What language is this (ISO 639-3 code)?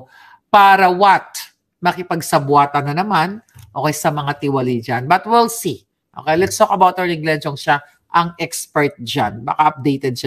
fil